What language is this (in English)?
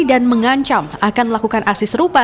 Indonesian